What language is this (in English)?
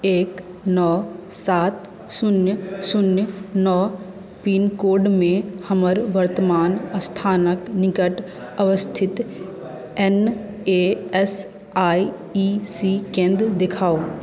Maithili